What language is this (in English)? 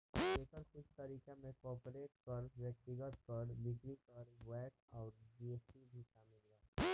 Bhojpuri